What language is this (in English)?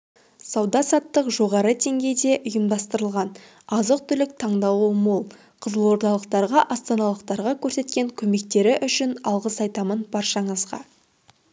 Kazakh